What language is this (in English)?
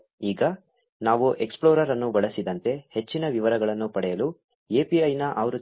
Kannada